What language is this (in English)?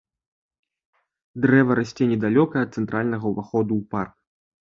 Belarusian